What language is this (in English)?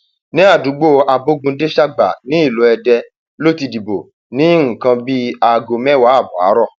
Yoruba